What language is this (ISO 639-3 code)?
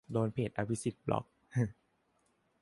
tha